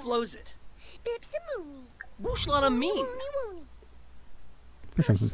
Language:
German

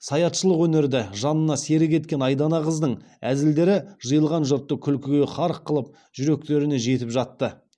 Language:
Kazakh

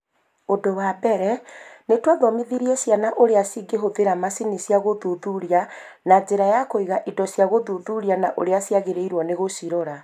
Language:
Kikuyu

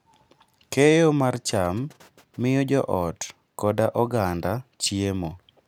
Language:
Luo (Kenya and Tanzania)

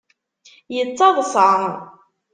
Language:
Kabyle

